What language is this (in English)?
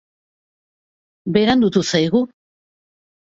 Basque